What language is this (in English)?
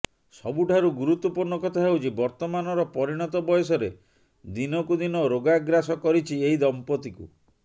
Odia